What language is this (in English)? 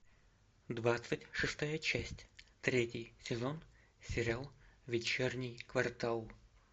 Russian